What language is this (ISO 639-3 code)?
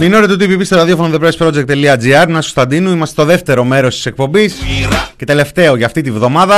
ell